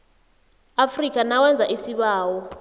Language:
South Ndebele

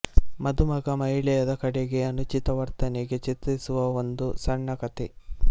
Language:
Kannada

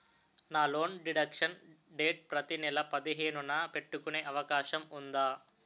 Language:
Telugu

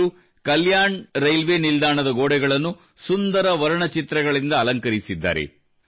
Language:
Kannada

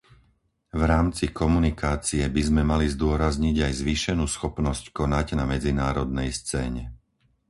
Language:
Slovak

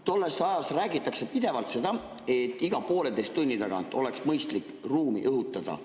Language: Estonian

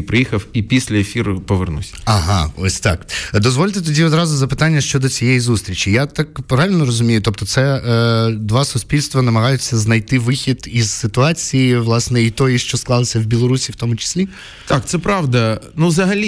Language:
Ukrainian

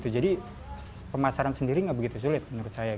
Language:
Indonesian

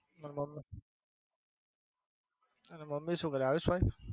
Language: Gujarati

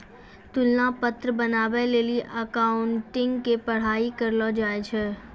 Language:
Maithili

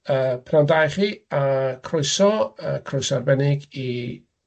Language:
Welsh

